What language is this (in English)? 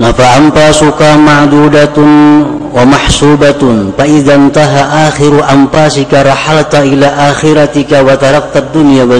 Indonesian